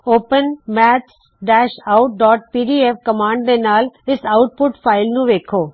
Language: Punjabi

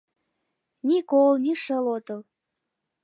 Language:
Mari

